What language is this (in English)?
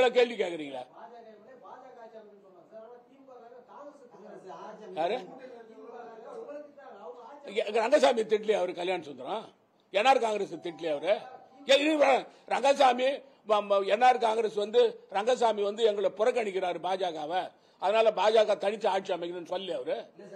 Tamil